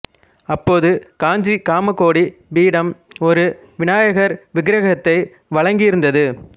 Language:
Tamil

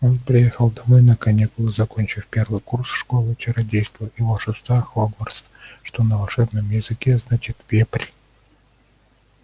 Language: Russian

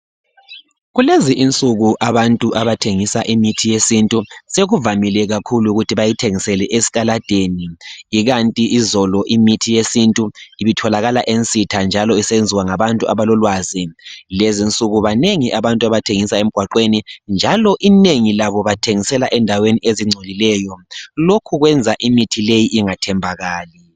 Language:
North Ndebele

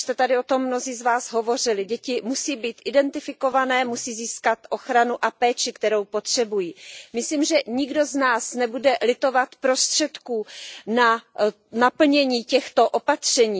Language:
Czech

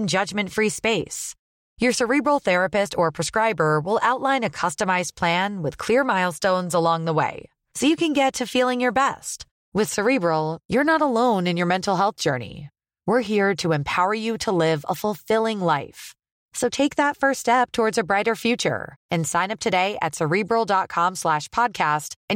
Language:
Swedish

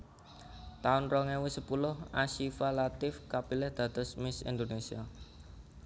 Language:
Javanese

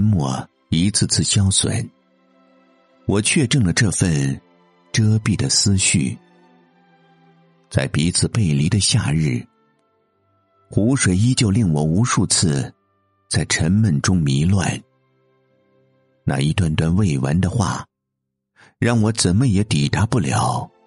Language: Chinese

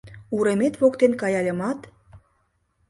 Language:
Mari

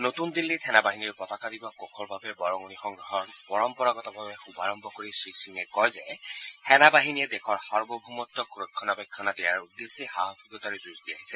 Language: Assamese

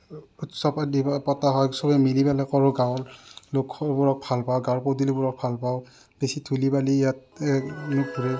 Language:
Assamese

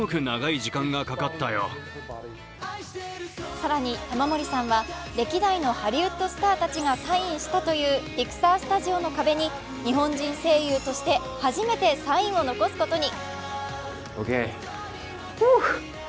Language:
Japanese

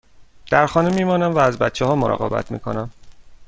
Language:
Persian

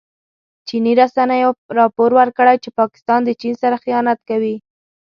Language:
Pashto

